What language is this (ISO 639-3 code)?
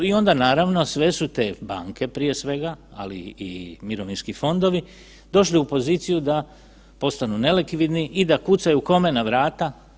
hrv